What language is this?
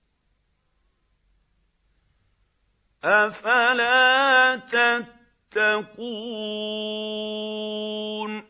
Arabic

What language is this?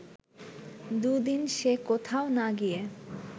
Bangla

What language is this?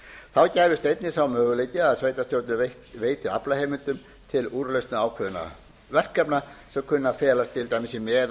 Icelandic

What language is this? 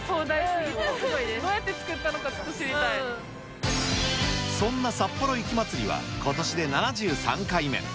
Japanese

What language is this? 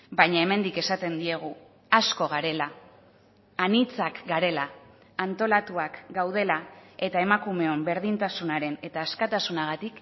Basque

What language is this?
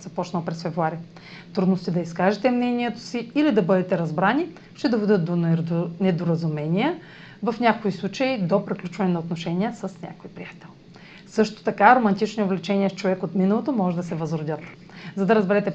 Bulgarian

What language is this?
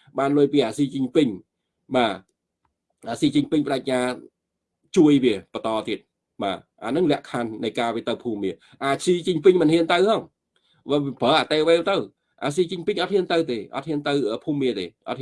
Vietnamese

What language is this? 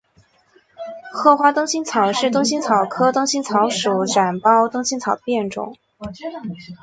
Chinese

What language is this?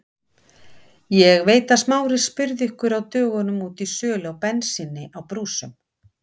Icelandic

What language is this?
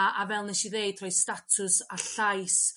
Welsh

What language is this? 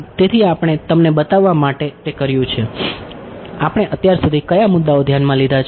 Gujarati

